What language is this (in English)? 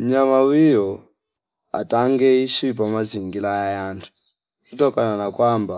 Fipa